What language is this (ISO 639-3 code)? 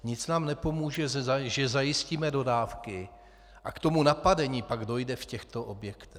ces